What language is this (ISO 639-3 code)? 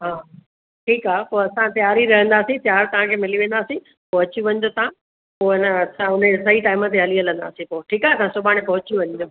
snd